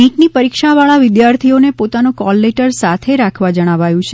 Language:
Gujarati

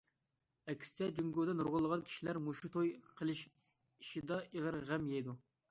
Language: Uyghur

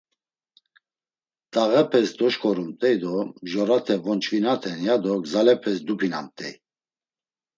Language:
Laz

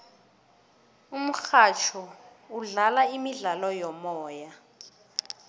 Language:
South Ndebele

